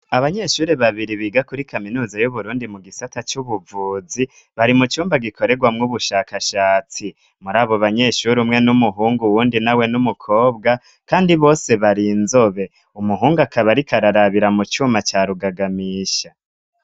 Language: Rundi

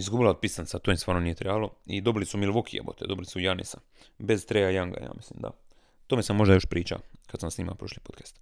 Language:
Croatian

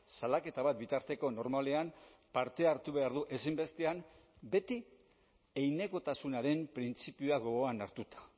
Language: Basque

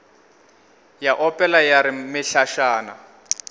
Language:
Northern Sotho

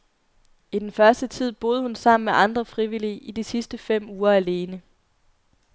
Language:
Danish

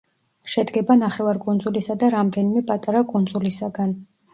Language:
Georgian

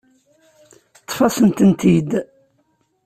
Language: Kabyle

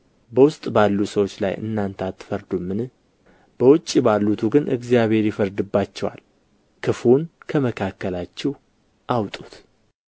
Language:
Amharic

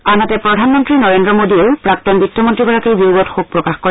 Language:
Assamese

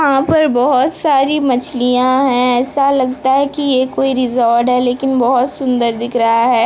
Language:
Hindi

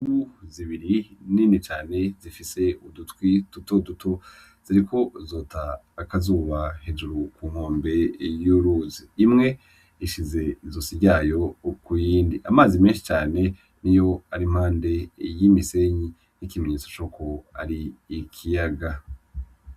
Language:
Rundi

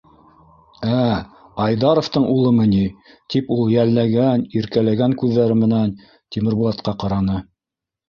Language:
Bashkir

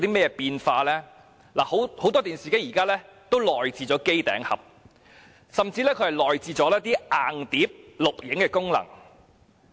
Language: Cantonese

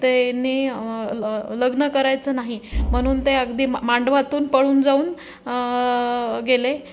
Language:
Marathi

